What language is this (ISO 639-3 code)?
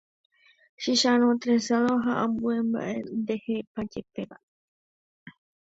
grn